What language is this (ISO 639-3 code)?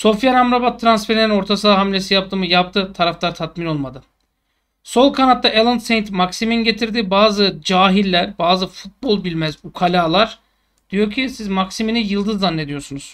tur